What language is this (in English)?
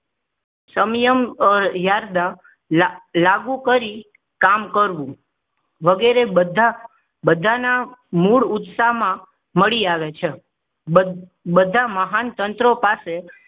Gujarati